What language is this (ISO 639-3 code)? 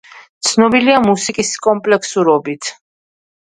kat